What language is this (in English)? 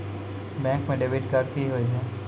Maithili